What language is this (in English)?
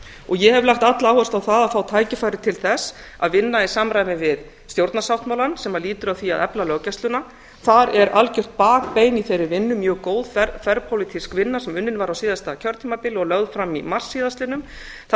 Icelandic